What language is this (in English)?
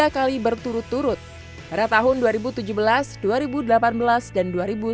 Indonesian